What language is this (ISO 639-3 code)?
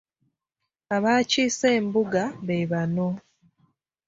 lug